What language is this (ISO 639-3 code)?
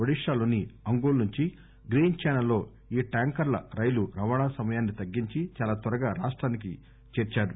tel